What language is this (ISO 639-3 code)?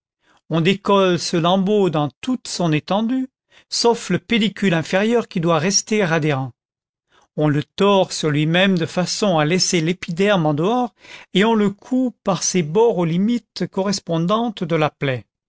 fra